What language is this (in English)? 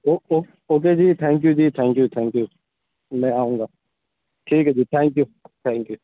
Urdu